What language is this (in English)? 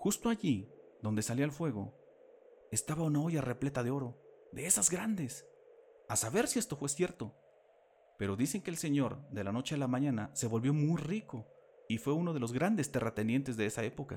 Spanish